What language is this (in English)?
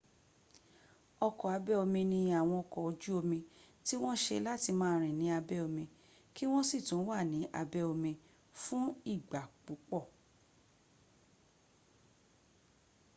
Yoruba